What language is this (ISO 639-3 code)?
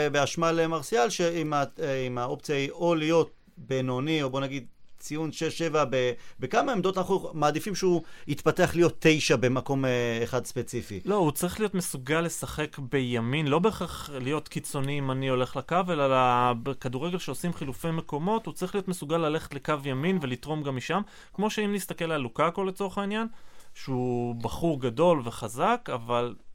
heb